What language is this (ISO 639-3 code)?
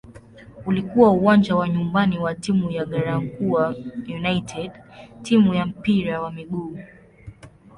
swa